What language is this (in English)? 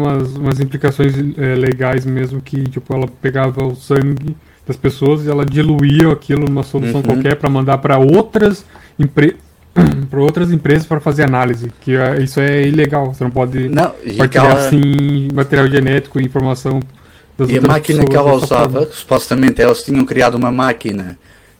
Portuguese